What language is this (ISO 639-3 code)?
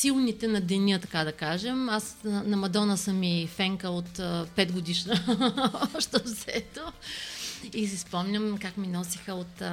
bul